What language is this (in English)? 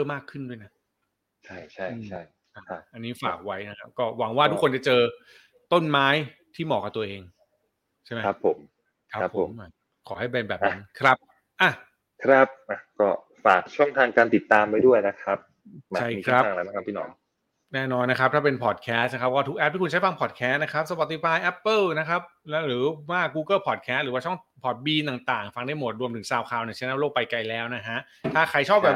Thai